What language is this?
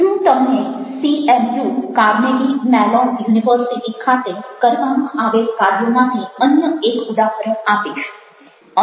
Gujarati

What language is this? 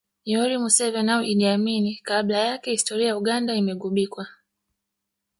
Swahili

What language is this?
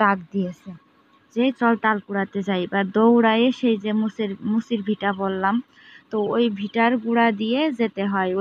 Romanian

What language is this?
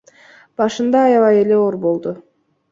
Kyrgyz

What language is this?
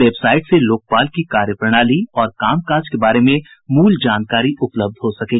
Hindi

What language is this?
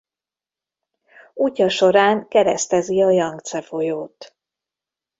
Hungarian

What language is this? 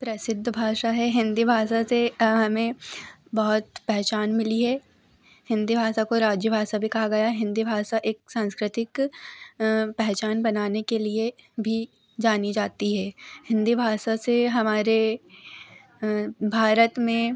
Hindi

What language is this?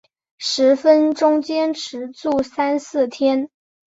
Chinese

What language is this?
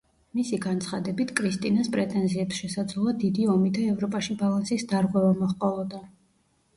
Georgian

